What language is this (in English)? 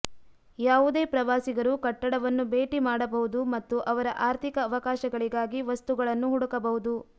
Kannada